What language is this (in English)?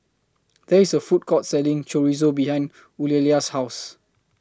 English